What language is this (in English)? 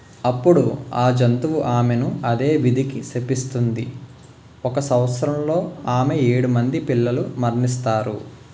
Telugu